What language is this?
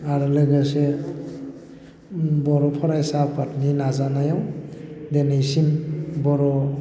Bodo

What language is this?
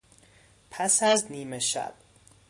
Persian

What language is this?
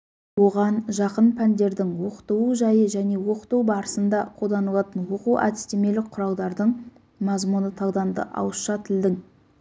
Kazakh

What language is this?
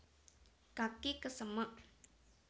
Javanese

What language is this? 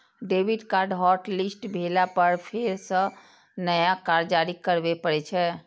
Maithili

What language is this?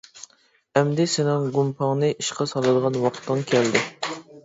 Uyghur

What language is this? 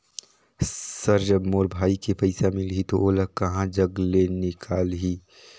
Chhattisgarhi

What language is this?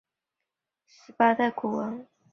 Chinese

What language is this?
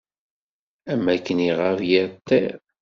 Kabyle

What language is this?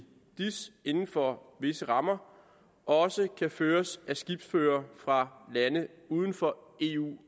Danish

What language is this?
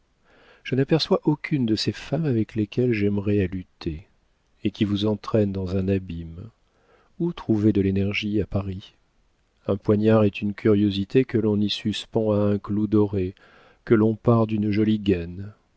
French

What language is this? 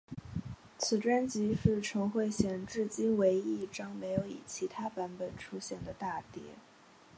Chinese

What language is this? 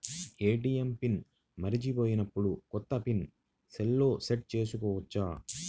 Telugu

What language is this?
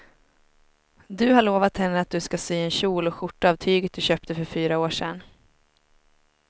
Swedish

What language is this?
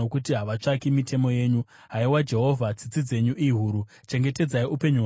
Shona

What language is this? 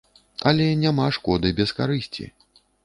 Belarusian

